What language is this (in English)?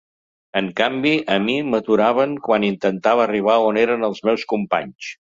Catalan